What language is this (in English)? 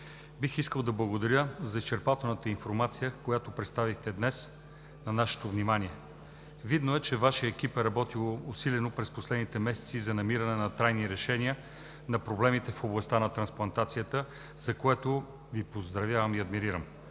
Bulgarian